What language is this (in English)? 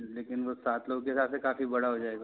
Hindi